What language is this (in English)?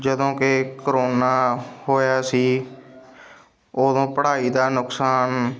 Punjabi